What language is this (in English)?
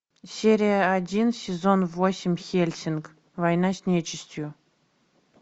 Russian